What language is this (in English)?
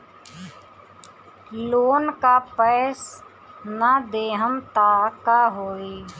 Bhojpuri